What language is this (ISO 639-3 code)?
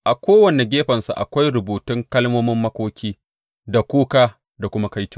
hau